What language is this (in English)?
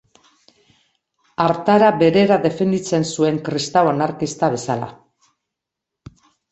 Basque